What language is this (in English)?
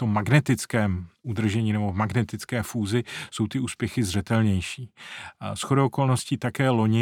Czech